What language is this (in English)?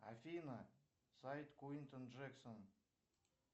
Russian